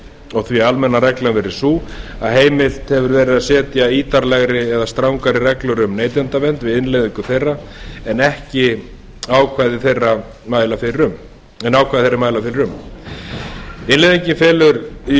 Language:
Icelandic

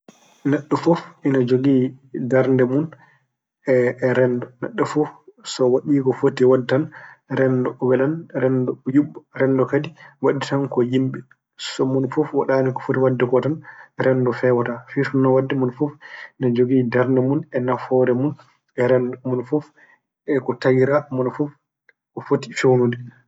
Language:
Fula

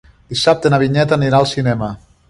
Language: Catalan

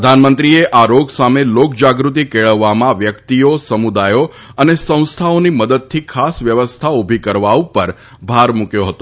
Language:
Gujarati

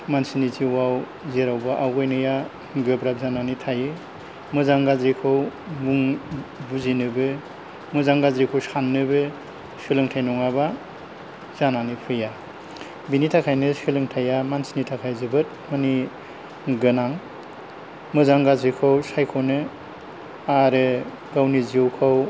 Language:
Bodo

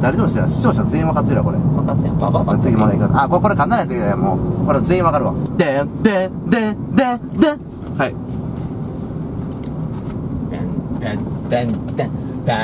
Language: Japanese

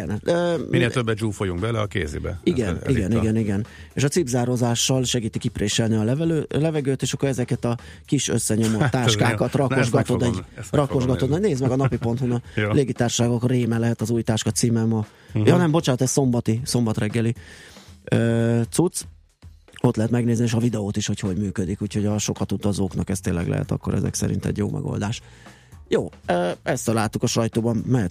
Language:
Hungarian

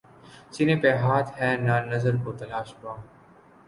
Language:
Urdu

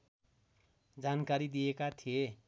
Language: Nepali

